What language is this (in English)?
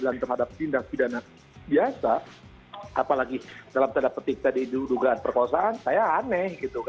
Indonesian